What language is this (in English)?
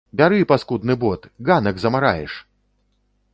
Belarusian